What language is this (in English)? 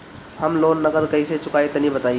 Bhojpuri